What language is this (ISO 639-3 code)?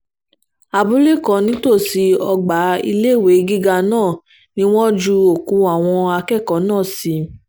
yor